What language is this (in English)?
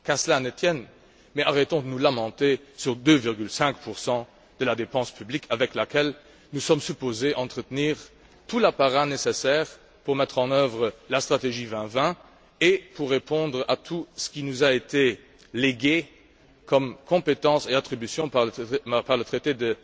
French